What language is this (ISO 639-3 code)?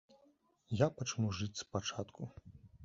bel